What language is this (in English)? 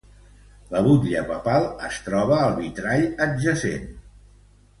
Catalan